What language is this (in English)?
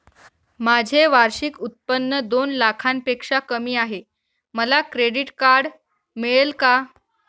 Marathi